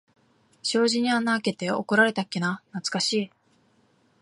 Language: Japanese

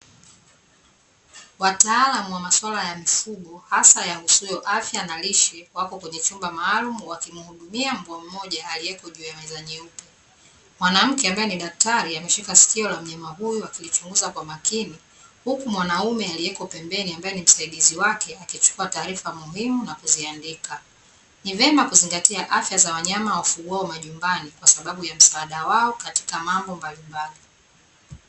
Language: Swahili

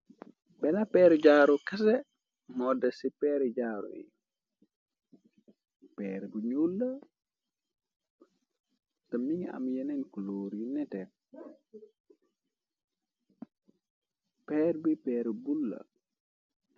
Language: Wolof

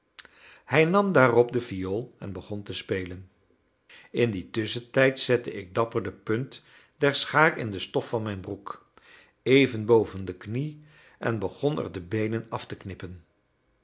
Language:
Dutch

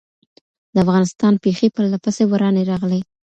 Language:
Pashto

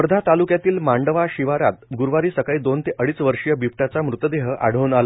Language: Marathi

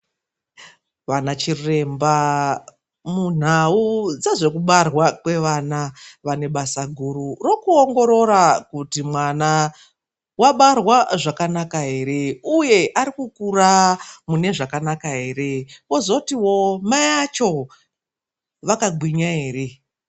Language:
Ndau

